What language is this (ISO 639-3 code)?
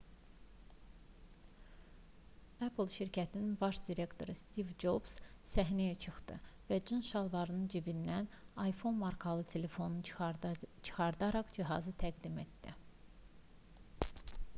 aze